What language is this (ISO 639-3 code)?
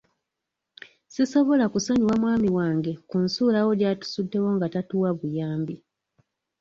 lug